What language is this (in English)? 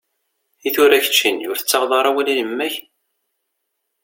Kabyle